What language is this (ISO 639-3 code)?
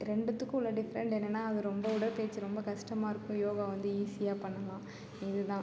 tam